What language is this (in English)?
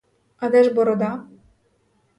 Ukrainian